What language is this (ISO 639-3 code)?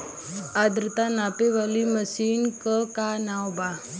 bho